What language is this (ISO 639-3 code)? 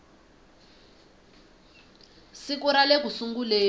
tso